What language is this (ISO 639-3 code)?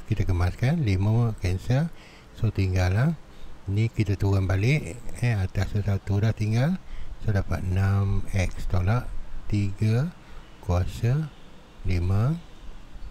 msa